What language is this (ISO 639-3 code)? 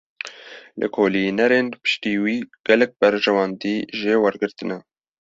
kur